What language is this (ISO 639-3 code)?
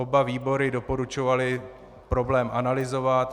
ces